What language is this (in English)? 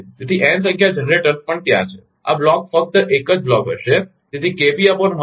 Gujarati